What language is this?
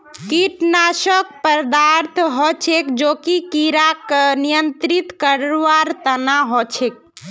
Magahi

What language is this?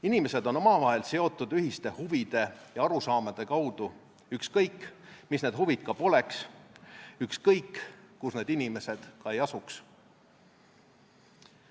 Estonian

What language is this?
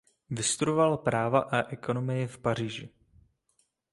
Czech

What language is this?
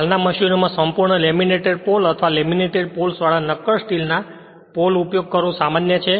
Gujarati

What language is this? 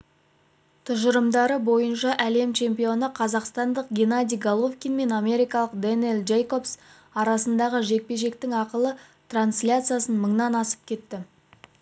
Kazakh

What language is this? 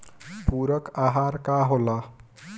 Bhojpuri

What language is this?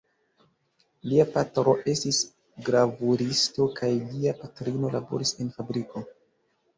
Esperanto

